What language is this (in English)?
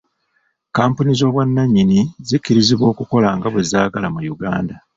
Ganda